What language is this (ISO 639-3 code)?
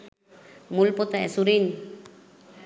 sin